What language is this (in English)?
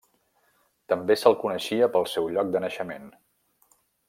Catalan